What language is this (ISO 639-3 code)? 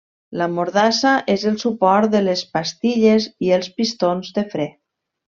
cat